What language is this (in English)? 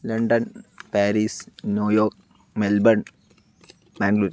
Malayalam